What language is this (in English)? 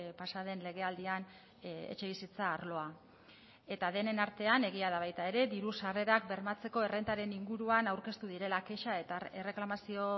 Basque